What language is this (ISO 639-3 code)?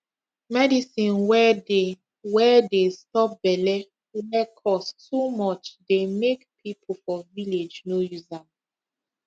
pcm